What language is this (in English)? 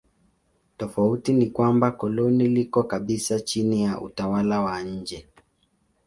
Swahili